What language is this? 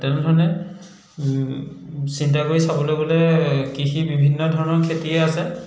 Assamese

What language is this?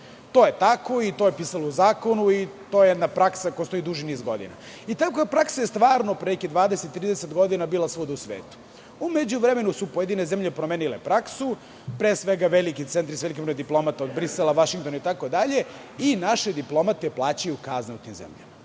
Serbian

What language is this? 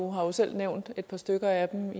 Danish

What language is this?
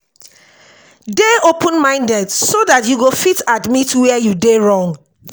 Nigerian Pidgin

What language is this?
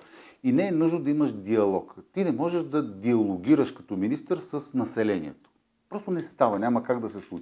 Bulgarian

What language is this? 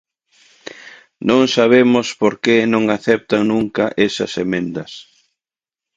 Galician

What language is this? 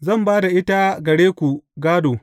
Hausa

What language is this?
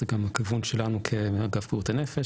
Hebrew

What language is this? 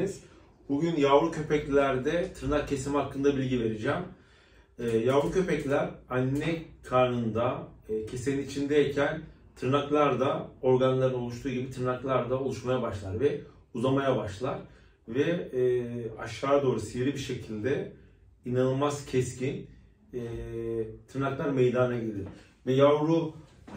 Turkish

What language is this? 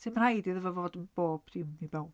Welsh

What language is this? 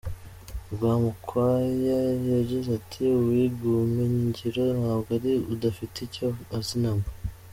Kinyarwanda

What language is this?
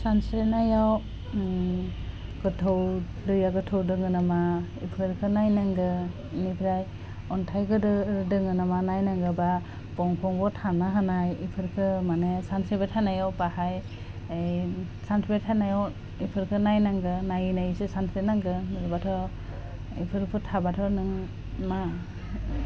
Bodo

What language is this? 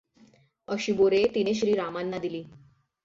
Marathi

